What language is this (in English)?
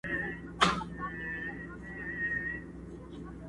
Pashto